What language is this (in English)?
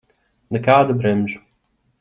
Latvian